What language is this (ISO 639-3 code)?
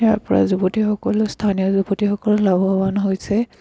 asm